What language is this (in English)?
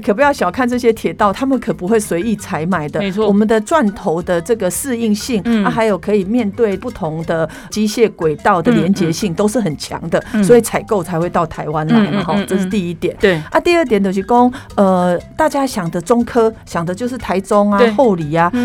Chinese